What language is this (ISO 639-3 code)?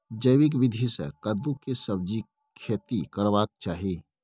mai